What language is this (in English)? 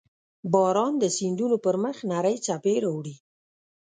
Pashto